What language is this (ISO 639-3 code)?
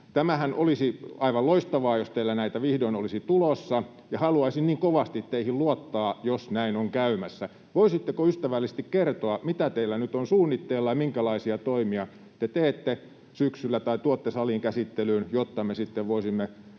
fin